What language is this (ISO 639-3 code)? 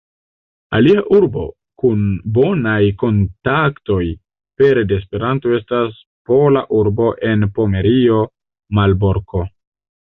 epo